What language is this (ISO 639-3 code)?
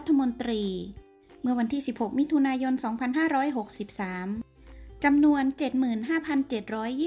tha